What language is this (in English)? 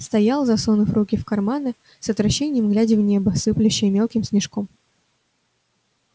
Russian